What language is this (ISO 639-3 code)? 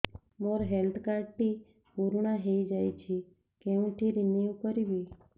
ori